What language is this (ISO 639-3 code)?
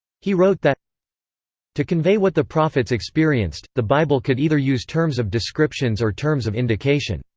eng